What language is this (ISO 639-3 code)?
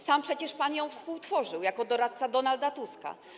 pol